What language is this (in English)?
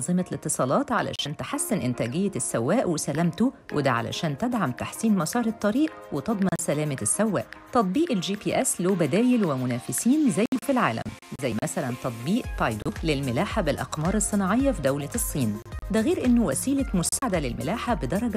Arabic